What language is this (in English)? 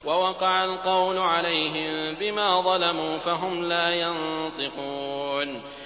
Arabic